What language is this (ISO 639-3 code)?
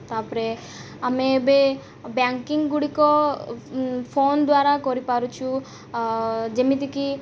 ori